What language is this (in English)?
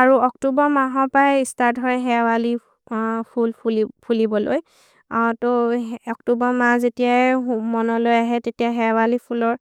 Maria (India)